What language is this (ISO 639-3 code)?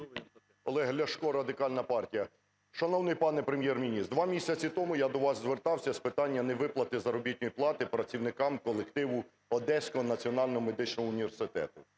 ukr